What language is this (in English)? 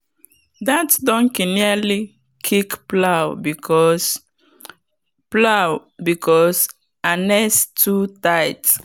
Nigerian Pidgin